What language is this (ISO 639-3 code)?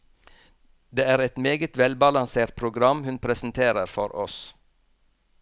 nor